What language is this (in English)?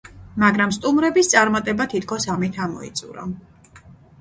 Georgian